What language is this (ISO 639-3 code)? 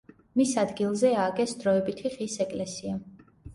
kat